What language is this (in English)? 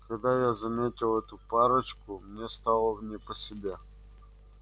Russian